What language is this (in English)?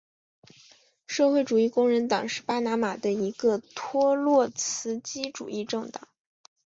Chinese